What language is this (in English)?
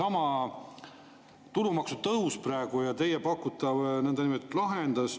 Estonian